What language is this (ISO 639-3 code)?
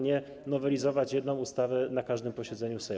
pol